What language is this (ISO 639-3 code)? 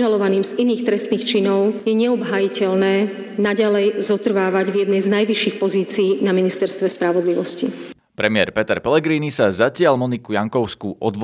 slk